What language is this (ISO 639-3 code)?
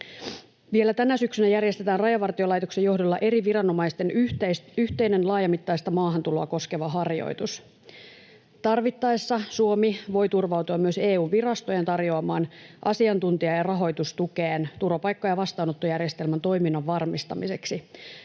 fin